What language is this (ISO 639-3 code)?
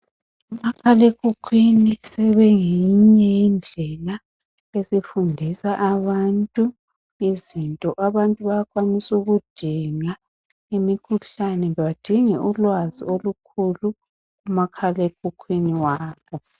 nde